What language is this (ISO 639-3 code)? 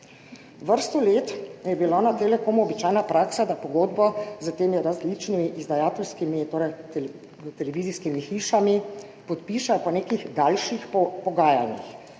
slv